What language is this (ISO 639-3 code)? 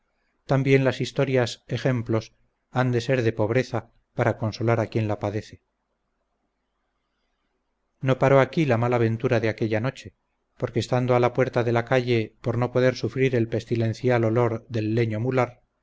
spa